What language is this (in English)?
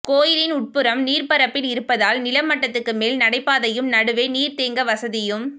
Tamil